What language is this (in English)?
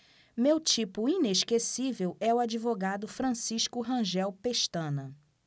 Portuguese